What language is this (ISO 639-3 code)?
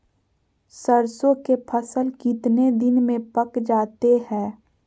mag